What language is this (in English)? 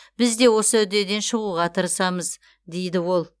Kazakh